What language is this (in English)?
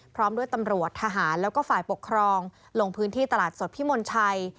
Thai